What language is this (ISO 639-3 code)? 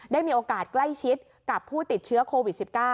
tha